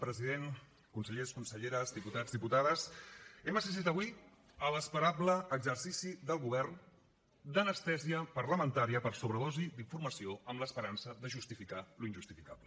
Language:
Catalan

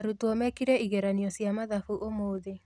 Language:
Kikuyu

